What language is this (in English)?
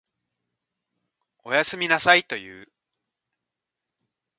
Japanese